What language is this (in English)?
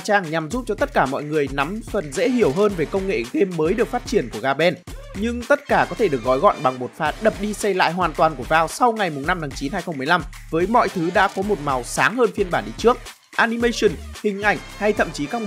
Vietnamese